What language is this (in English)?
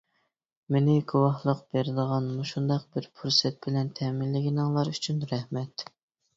Uyghur